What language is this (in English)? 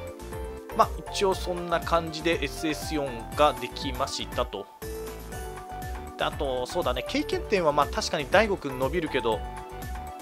Japanese